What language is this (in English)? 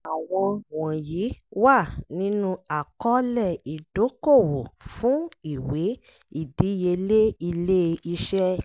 Yoruba